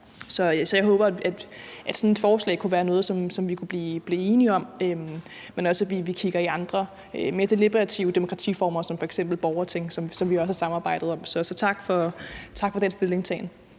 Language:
Danish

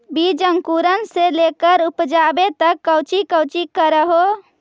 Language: Magahi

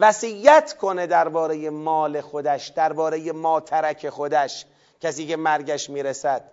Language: Persian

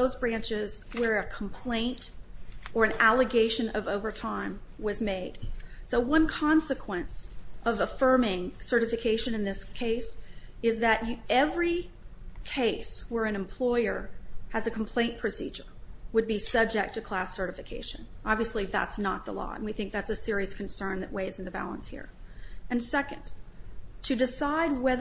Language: English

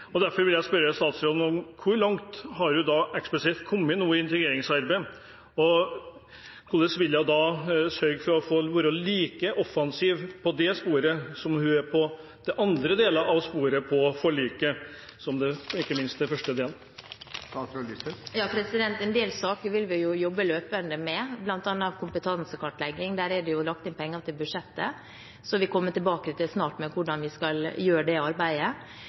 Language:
Norwegian Bokmål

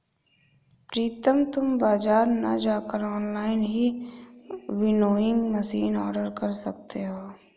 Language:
Hindi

